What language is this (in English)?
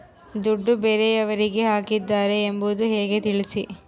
Kannada